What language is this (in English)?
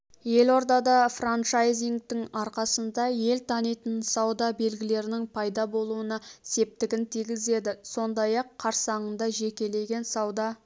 Kazakh